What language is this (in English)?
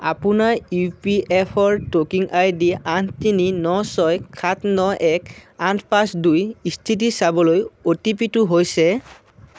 Assamese